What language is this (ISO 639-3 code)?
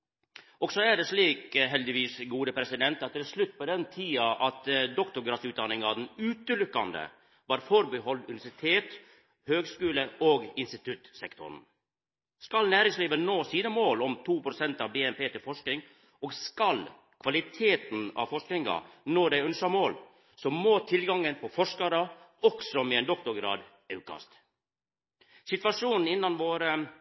nno